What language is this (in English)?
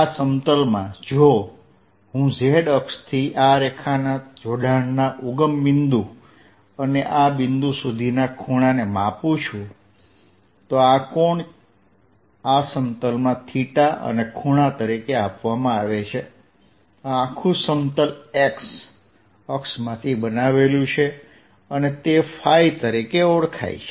Gujarati